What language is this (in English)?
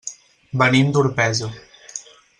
Catalan